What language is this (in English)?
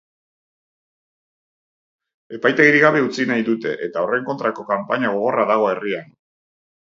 Basque